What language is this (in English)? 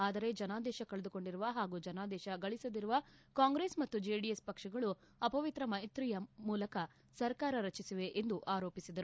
Kannada